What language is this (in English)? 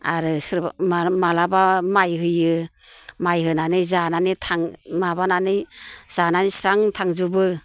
Bodo